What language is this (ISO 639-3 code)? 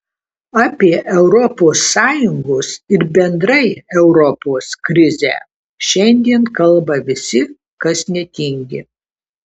lit